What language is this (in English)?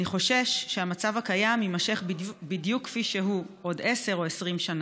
Hebrew